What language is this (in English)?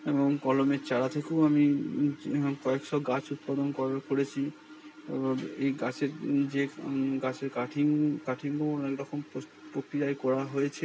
Bangla